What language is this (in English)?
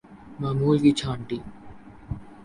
Urdu